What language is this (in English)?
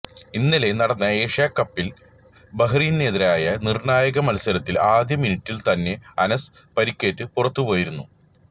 Malayalam